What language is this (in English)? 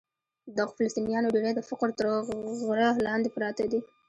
Pashto